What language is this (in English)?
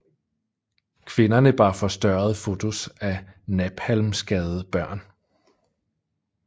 Danish